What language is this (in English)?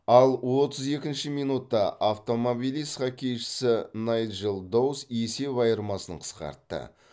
Kazakh